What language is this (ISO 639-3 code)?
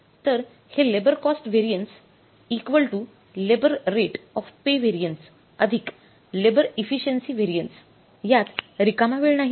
mar